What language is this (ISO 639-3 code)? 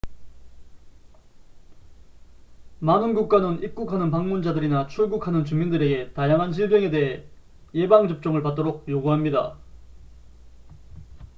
kor